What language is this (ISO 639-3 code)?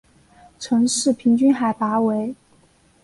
zho